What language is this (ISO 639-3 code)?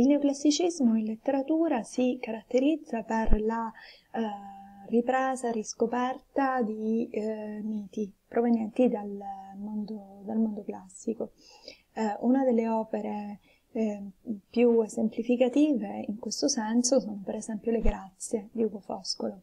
ita